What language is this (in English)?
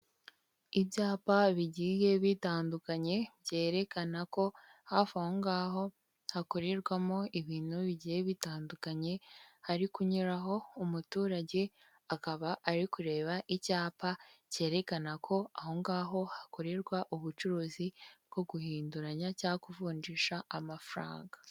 Kinyarwanda